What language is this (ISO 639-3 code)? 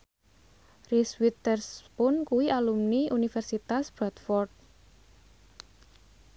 jav